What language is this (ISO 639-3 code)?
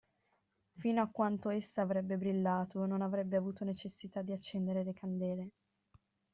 ita